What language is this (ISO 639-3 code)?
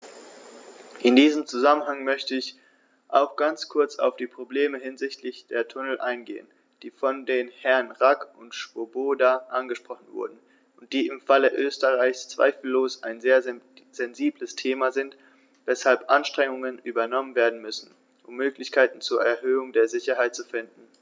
deu